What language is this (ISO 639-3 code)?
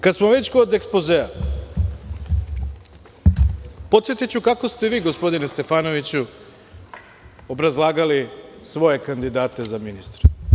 srp